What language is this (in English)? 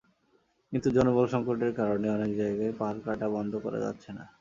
Bangla